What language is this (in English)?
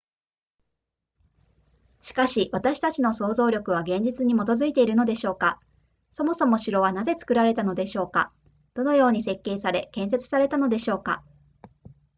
Japanese